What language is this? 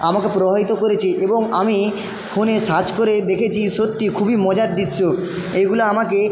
Bangla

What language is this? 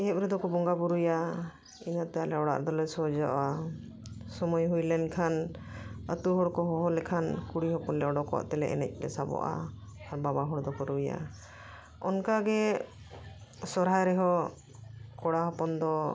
Santali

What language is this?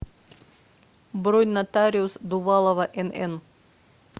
Russian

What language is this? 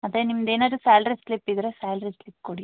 Kannada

